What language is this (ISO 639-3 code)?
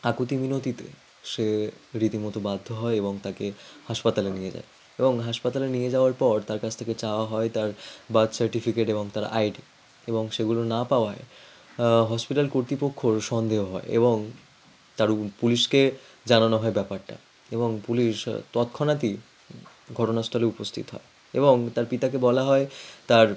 ben